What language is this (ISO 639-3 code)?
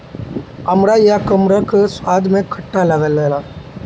bho